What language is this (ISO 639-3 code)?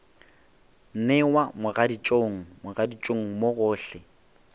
nso